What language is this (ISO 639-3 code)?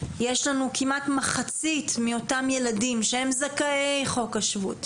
heb